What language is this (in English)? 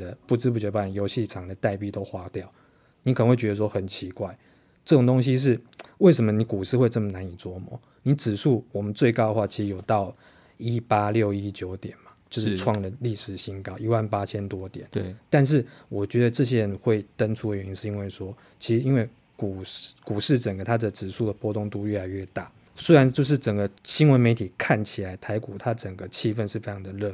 Chinese